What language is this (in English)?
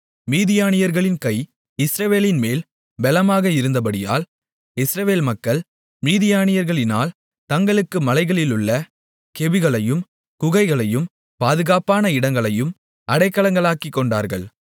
Tamil